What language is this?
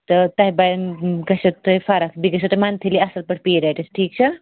Kashmiri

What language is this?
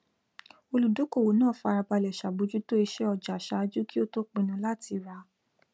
Yoruba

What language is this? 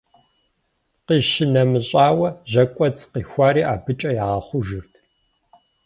Kabardian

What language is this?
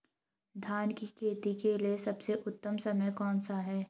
Hindi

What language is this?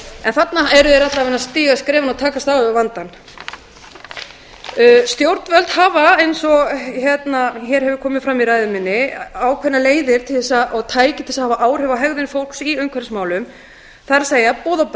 Icelandic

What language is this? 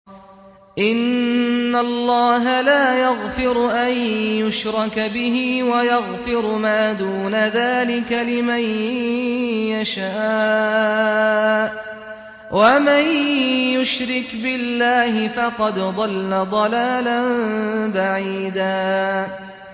Arabic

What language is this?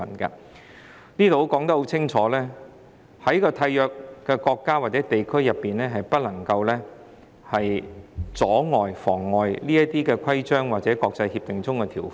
Cantonese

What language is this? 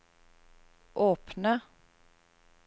Norwegian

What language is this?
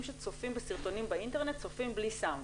Hebrew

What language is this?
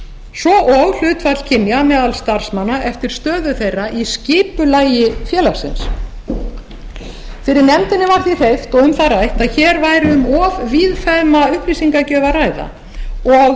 Icelandic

